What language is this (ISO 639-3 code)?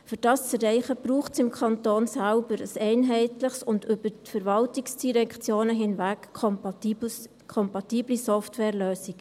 gsw